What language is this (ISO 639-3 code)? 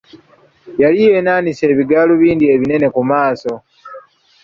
lug